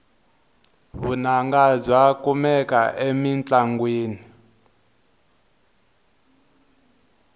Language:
Tsonga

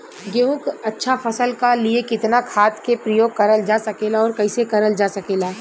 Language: Bhojpuri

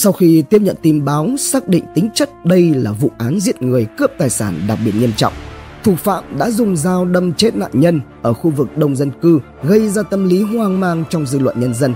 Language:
Vietnamese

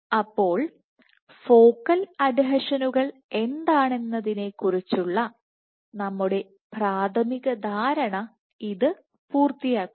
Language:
Malayalam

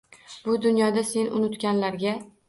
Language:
Uzbek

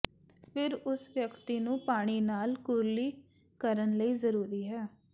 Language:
Punjabi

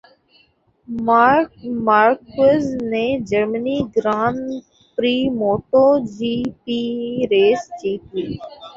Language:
Urdu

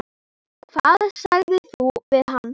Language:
Icelandic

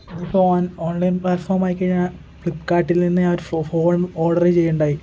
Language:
Malayalam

